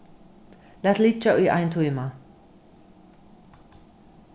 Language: Faroese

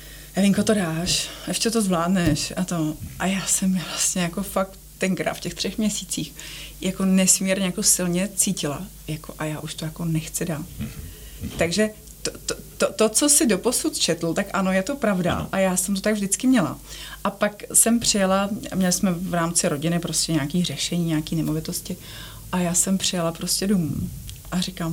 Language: Czech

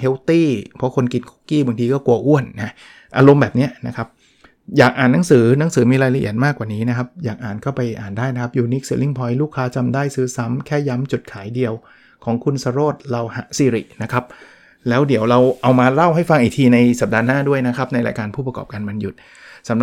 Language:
Thai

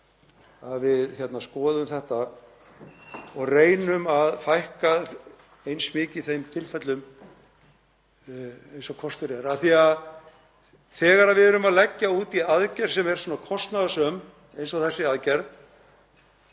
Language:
Icelandic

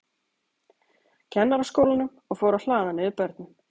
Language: Icelandic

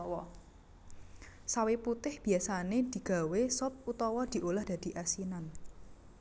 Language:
Javanese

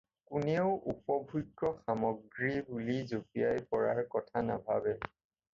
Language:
Assamese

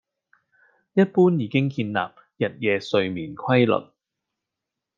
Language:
Cantonese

